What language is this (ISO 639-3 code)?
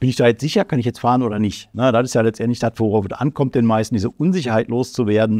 deu